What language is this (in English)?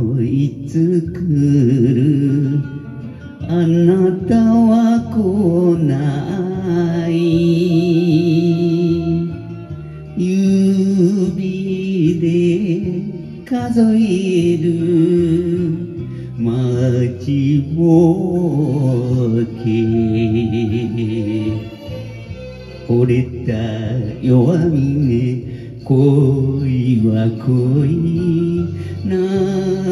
Romanian